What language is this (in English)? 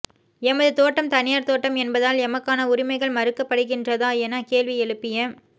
Tamil